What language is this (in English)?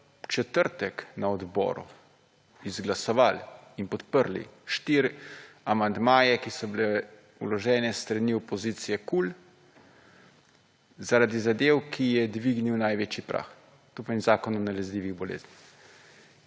Slovenian